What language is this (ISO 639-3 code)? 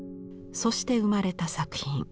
jpn